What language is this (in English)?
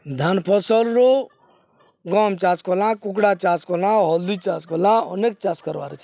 Odia